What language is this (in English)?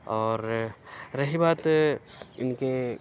Urdu